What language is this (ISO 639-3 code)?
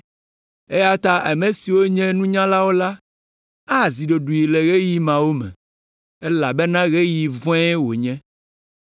ewe